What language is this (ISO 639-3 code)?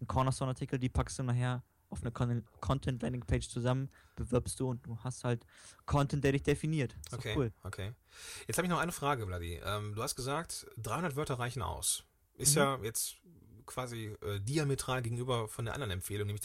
deu